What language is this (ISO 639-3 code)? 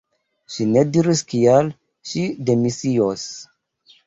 epo